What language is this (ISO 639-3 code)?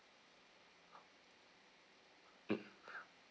eng